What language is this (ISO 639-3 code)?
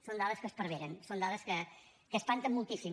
cat